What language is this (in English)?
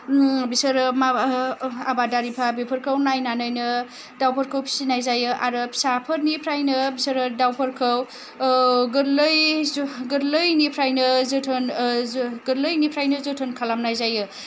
Bodo